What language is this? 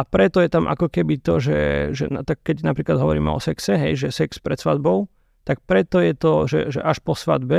Slovak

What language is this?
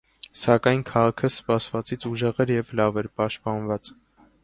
Armenian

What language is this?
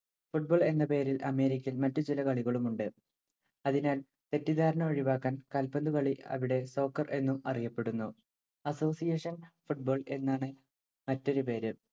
Malayalam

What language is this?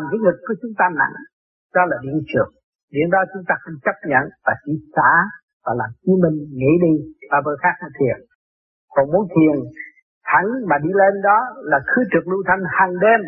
Vietnamese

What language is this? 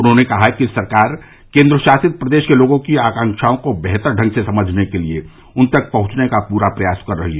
Hindi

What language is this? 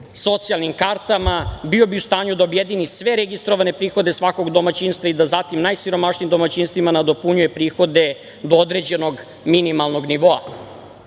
Serbian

